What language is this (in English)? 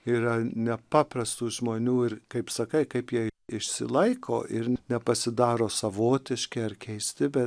Lithuanian